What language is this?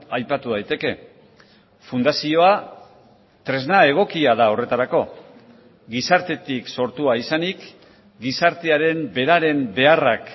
Basque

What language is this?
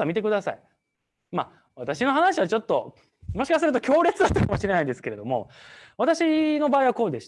Japanese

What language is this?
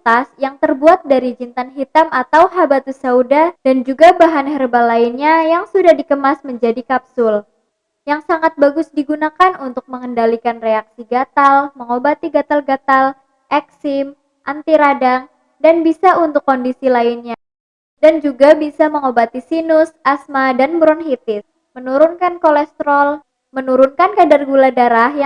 Indonesian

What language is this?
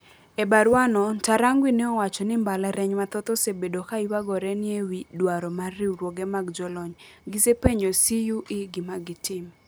Luo (Kenya and Tanzania)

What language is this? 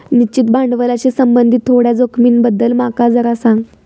Marathi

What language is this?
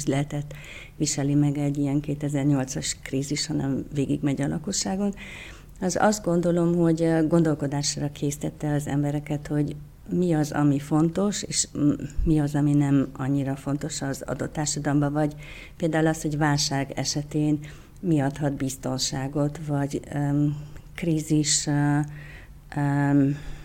Hungarian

